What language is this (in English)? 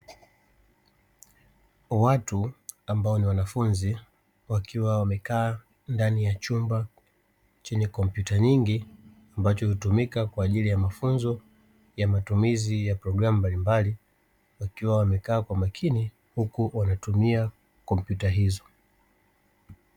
Swahili